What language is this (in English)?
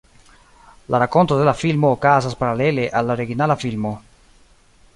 Esperanto